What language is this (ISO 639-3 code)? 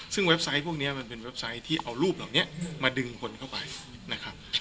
tha